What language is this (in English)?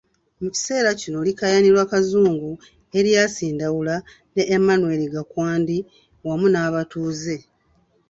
Ganda